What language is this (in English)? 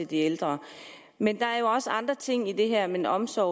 Danish